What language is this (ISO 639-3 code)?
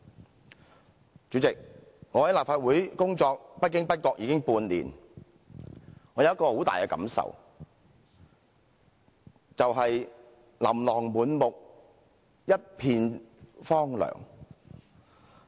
yue